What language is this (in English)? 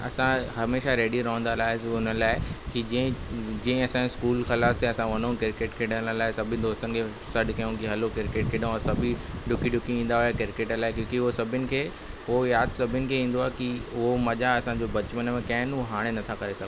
Sindhi